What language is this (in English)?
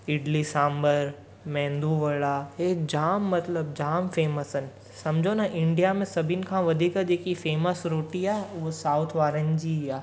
Sindhi